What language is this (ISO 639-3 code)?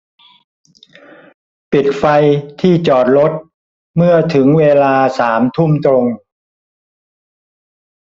tha